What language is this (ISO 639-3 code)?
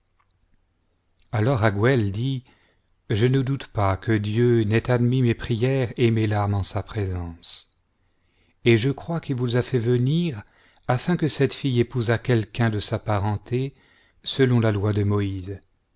fra